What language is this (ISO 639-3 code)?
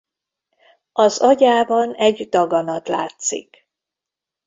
hun